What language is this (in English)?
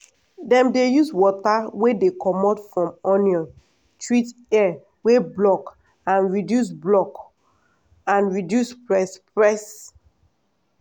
Nigerian Pidgin